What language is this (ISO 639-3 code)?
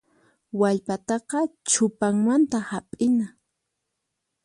qxp